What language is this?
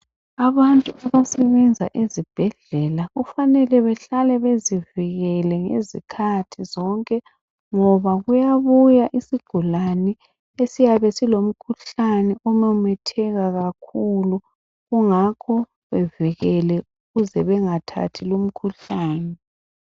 North Ndebele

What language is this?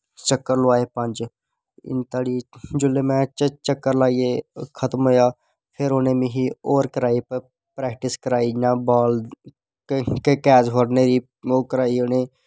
Dogri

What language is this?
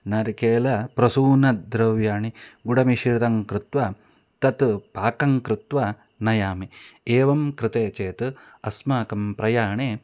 Sanskrit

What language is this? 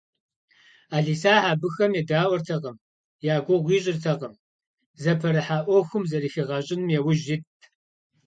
Kabardian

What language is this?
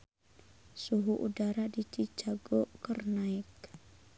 Sundanese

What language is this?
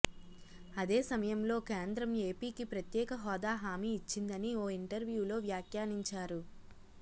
Telugu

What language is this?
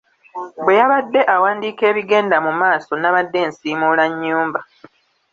Ganda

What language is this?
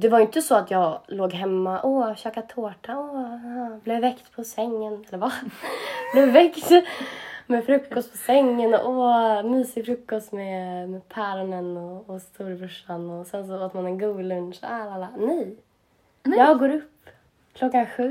Swedish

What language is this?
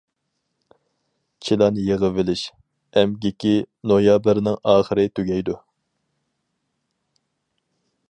Uyghur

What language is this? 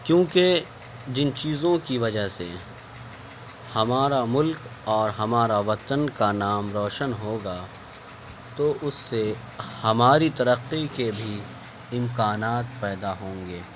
Urdu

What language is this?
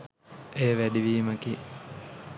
Sinhala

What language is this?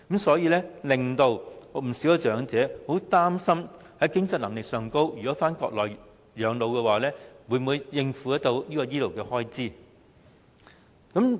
Cantonese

